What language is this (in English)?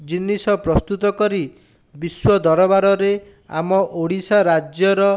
Odia